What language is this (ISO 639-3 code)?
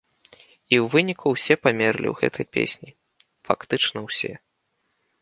bel